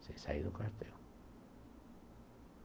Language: Portuguese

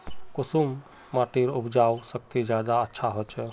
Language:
Magahi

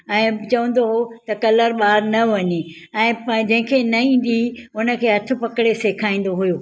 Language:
Sindhi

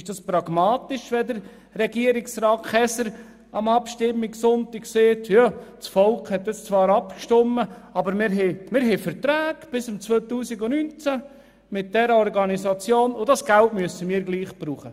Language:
Swiss German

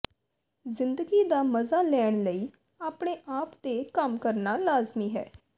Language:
Punjabi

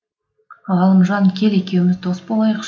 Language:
Kazakh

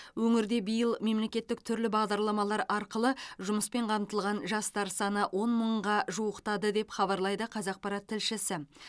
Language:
Kazakh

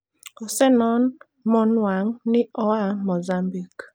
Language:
Luo (Kenya and Tanzania)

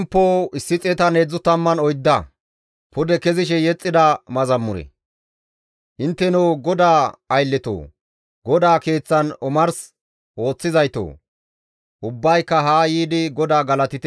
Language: Gamo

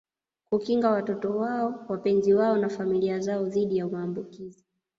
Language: Swahili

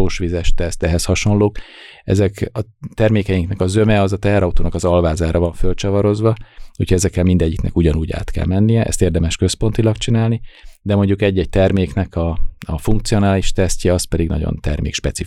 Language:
Hungarian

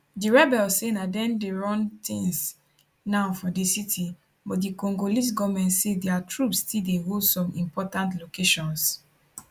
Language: Nigerian Pidgin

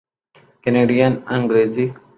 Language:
Urdu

